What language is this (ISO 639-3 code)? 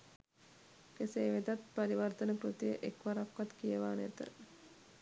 sin